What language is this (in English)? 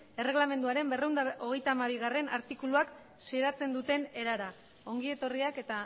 Basque